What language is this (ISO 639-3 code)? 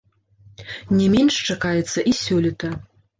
bel